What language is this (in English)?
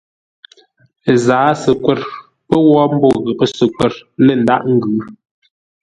Ngombale